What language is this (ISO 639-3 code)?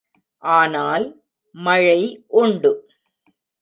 tam